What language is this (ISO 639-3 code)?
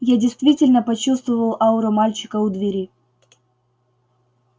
rus